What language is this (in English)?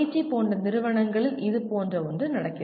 Tamil